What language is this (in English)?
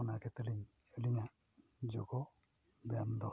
Santali